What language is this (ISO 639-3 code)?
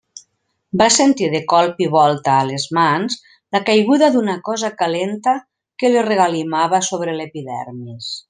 cat